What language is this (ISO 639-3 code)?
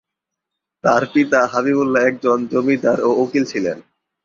ben